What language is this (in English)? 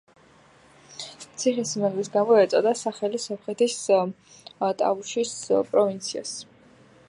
Georgian